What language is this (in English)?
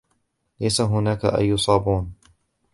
Arabic